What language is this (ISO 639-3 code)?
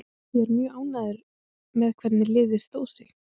isl